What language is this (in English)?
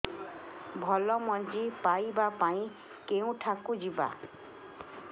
Odia